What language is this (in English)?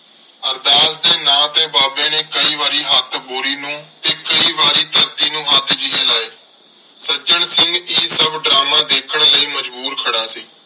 Punjabi